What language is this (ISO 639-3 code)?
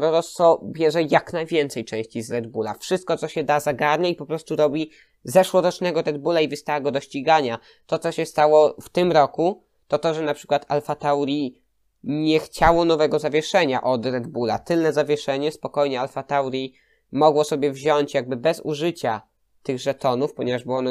pol